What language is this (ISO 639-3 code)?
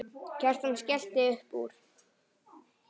isl